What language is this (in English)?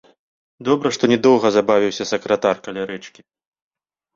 Belarusian